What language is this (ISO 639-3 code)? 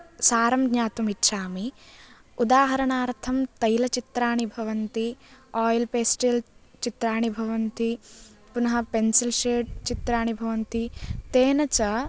san